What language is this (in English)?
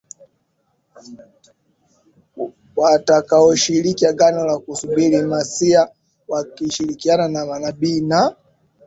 Swahili